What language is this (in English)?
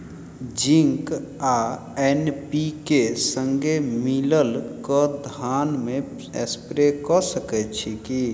Maithili